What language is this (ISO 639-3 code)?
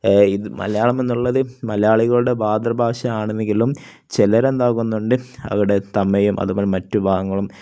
mal